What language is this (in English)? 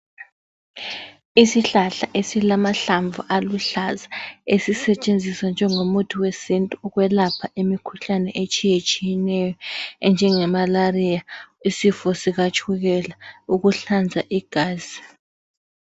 North Ndebele